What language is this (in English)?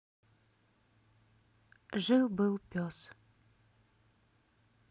Russian